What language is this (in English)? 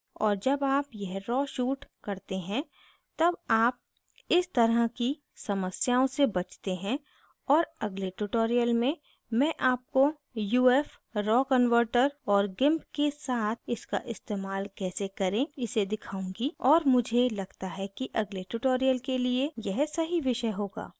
Hindi